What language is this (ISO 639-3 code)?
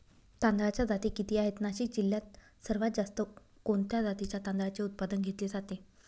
mar